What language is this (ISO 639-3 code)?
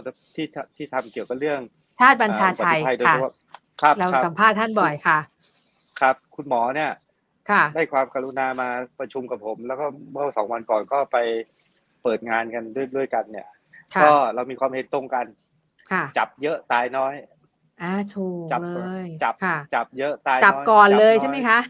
tha